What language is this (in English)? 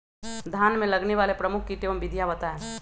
Magahi